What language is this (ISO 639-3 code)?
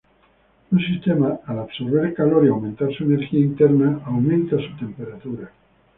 spa